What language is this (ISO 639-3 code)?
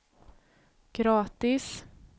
swe